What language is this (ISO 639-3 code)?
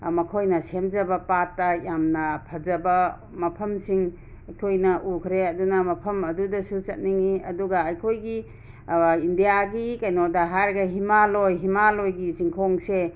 mni